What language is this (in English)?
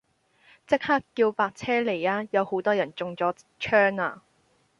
Cantonese